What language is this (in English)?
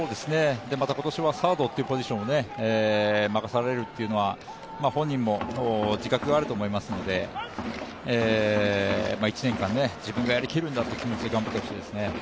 Japanese